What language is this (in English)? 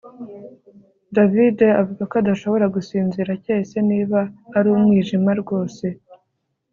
Kinyarwanda